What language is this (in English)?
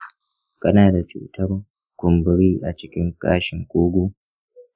Hausa